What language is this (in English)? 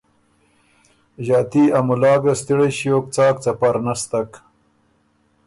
Ormuri